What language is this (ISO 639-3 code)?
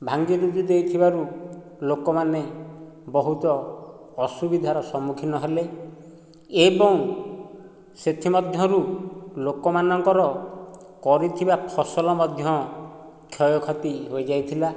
ori